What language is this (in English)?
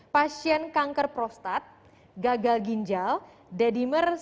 Indonesian